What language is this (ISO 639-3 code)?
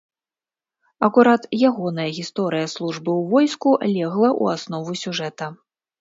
bel